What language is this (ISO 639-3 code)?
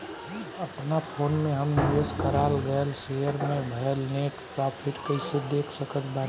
bho